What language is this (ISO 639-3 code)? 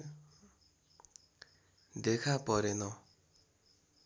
nep